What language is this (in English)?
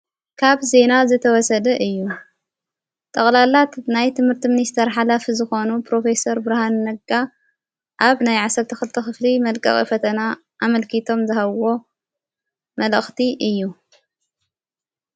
Tigrinya